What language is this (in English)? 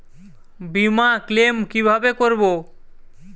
Bangla